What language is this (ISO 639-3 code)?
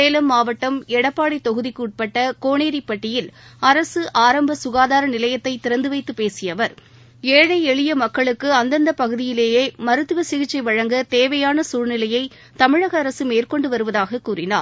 tam